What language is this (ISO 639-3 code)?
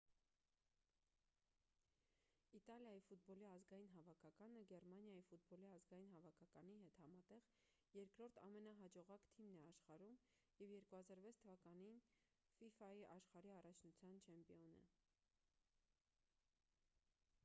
hye